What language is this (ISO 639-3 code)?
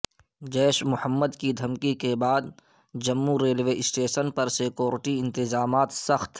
urd